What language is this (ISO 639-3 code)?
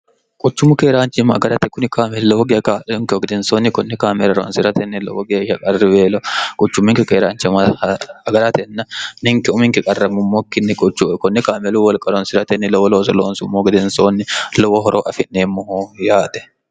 sid